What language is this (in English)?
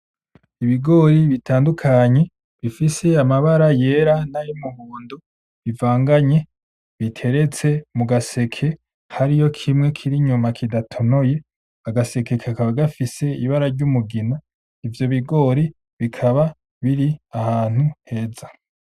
Rundi